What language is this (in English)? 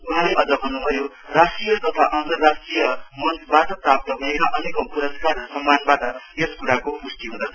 Nepali